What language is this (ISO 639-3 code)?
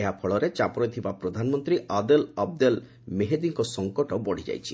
ori